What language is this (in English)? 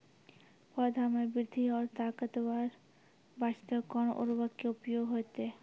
Maithili